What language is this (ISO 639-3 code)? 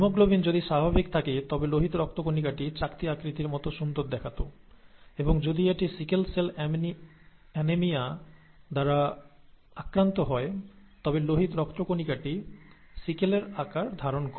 ben